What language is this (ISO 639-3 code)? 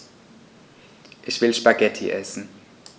deu